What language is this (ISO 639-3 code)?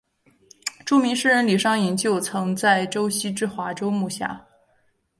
zho